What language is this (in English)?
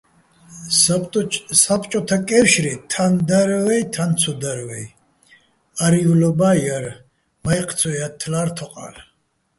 Bats